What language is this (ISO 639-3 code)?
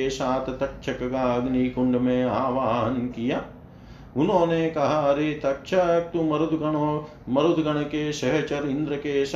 hin